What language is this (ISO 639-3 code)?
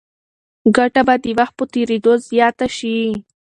pus